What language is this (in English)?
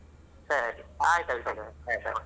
Kannada